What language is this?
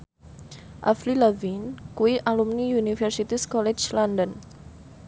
Javanese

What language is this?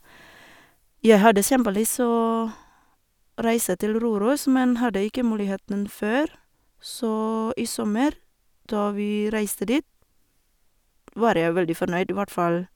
Norwegian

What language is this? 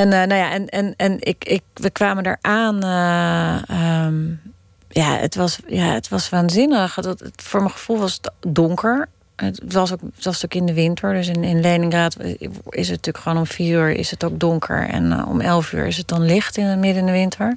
Dutch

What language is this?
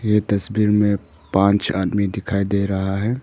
Hindi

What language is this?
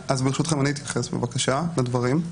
Hebrew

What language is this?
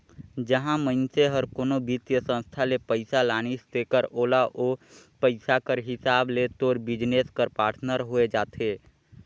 Chhattisgarhi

